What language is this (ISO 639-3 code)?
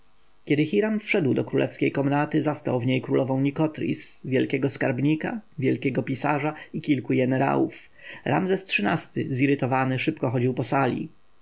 pol